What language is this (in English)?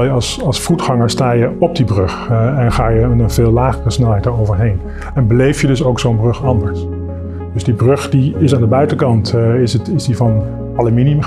Dutch